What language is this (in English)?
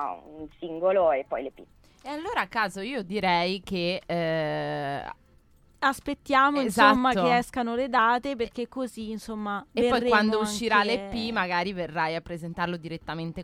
Italian